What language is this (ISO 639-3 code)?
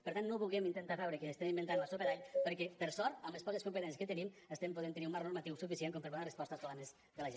cat